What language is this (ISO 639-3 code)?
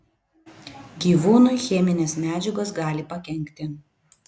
lit